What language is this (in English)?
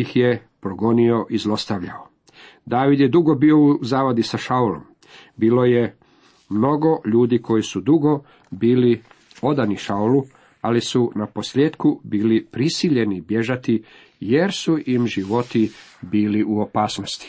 Croatian